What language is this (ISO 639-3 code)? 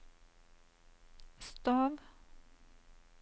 nor